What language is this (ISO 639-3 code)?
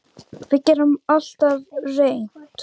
isl